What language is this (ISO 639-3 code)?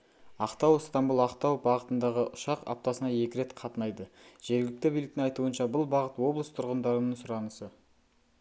kaz